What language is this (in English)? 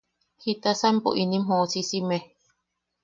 Yaqui